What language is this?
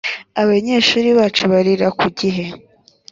Kinyarwanda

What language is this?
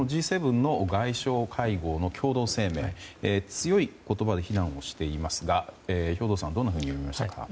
Japanese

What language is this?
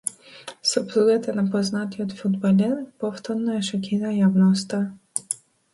Macedonian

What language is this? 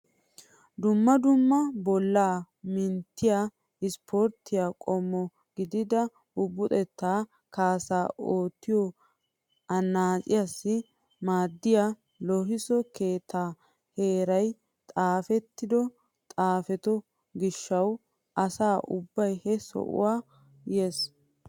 Wolaytta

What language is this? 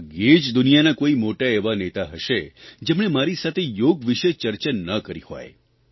Gujarati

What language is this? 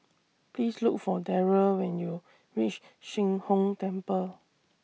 English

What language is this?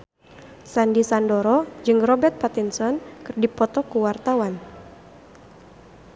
Sundanese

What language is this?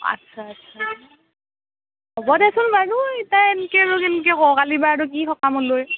Assamese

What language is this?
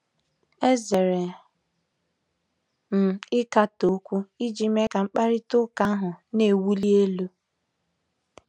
Igbo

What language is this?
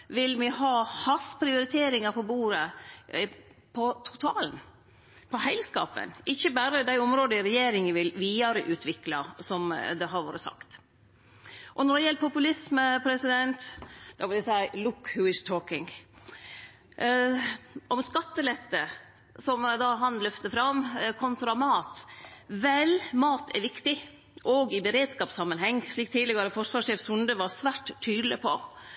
Norwegian Nynorsk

